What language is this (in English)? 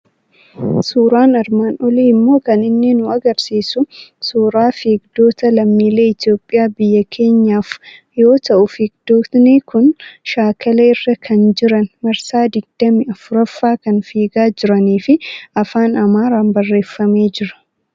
Oromo